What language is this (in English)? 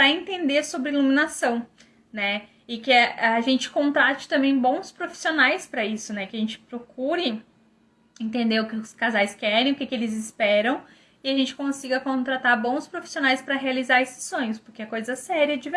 Portuguese